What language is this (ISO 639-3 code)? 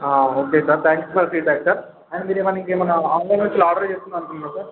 tel